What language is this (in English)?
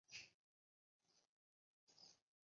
Chinese